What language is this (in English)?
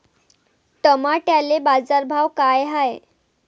Marathi